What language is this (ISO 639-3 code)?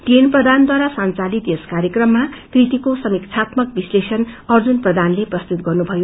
nep